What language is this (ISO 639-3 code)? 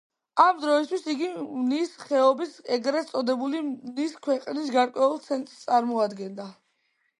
kat